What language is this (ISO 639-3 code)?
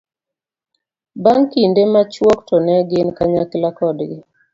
luo